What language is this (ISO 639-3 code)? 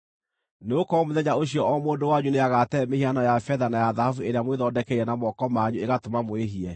kik